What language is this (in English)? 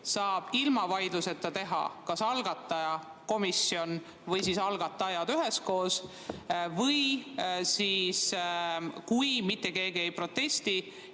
Estonian